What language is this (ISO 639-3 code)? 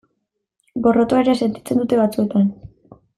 eus